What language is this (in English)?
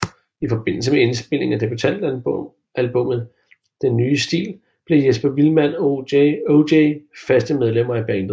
Danish